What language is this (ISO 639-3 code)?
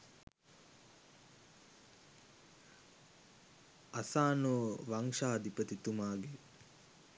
sin